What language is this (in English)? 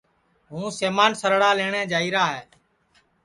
Sansi